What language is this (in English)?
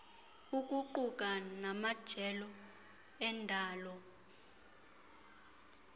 Xhosa